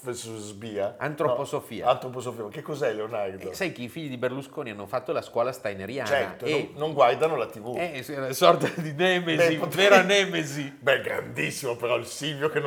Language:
Italian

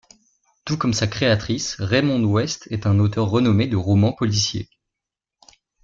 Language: French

